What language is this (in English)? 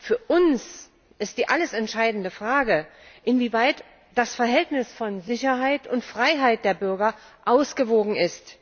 German